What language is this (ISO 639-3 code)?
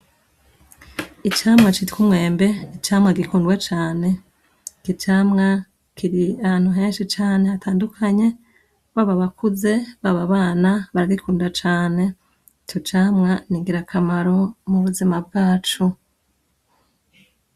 run